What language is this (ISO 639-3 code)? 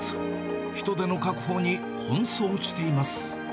jpn